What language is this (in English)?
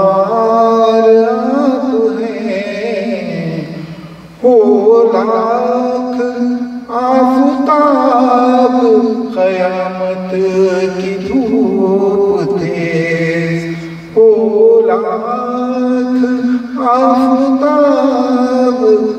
Arabic